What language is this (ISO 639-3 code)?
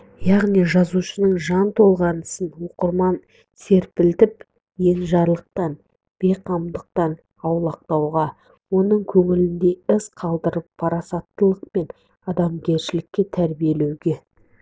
kaz